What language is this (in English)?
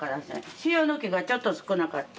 Japanese